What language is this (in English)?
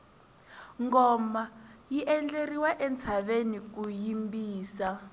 Tsonga